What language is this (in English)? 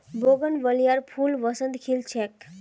Magahi